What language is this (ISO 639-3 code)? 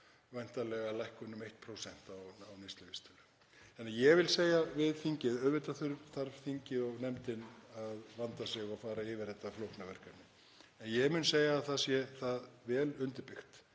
isl